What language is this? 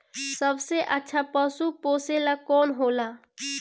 Bhojpuri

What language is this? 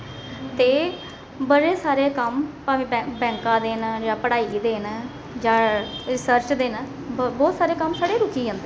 Dogri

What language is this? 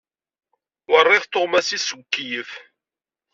Kabyle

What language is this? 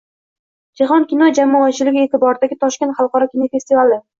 Uzbek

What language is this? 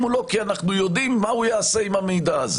Hebrew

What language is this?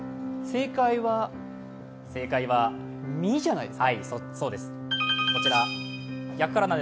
Japanese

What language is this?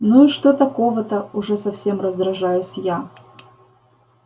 Russian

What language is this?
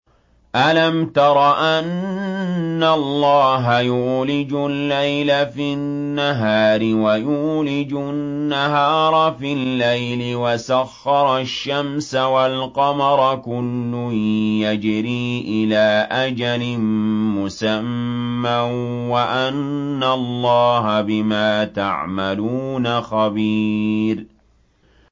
Arabic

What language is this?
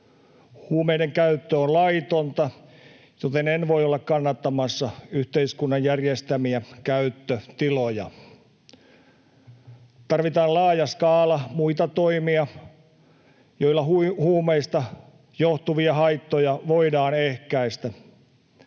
Finnish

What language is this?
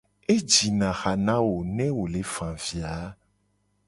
Gen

